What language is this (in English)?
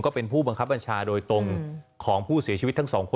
Thai